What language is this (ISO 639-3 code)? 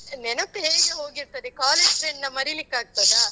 kan